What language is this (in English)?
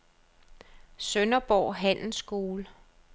Danish